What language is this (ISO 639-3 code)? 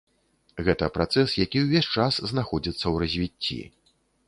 bel